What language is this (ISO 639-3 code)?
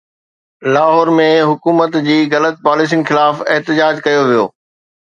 snd